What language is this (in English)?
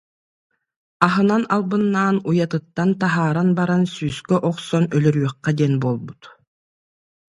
Yakut